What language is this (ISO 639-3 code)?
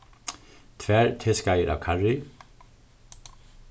fao